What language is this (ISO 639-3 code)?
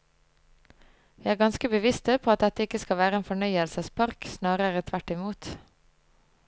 nor